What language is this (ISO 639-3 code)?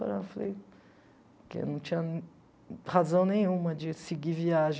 por